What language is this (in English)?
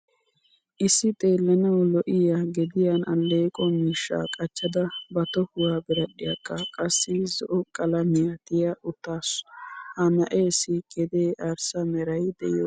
Wolaytta